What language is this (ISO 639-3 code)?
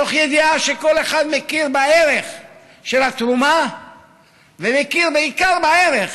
heb